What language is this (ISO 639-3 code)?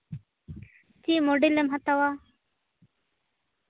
sat